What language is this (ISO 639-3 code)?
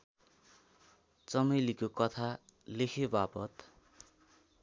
nep